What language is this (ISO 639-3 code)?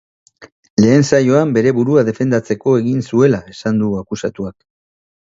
eus